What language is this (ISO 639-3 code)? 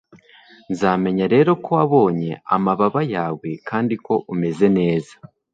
kin